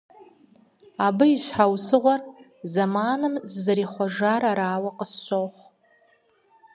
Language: Kabardian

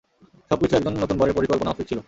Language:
Bangla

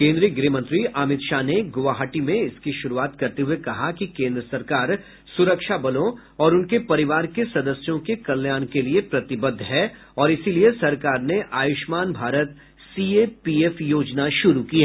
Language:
Hindi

